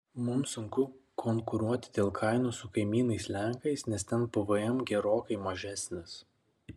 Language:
Lithuanian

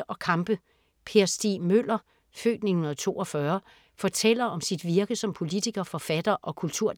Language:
Danish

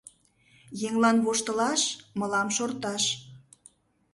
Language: Mari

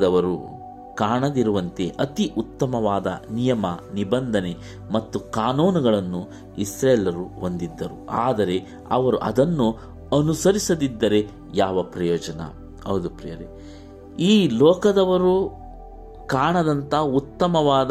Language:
Kannada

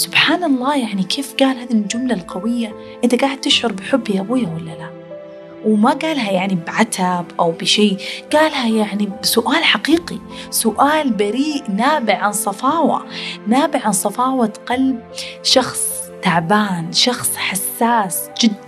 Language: Arabic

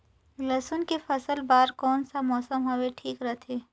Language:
Chhattisgarhi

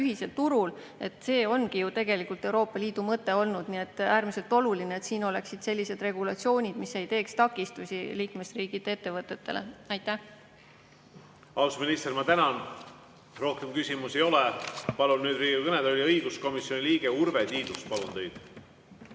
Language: Estonian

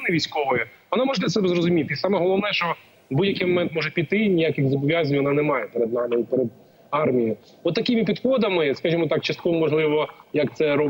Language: Ukrainian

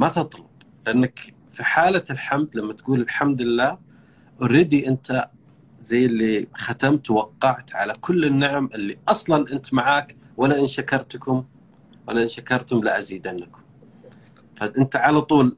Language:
Arabic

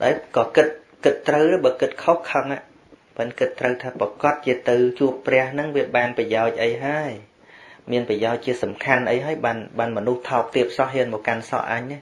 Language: Vietnamese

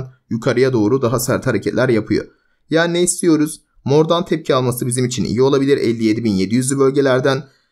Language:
Turkish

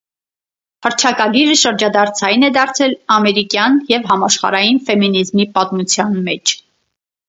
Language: Armenian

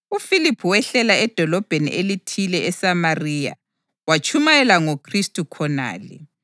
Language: North Ndebele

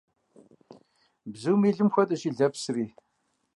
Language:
Kabardian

